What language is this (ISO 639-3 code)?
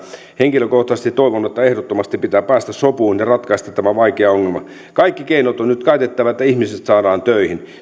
fin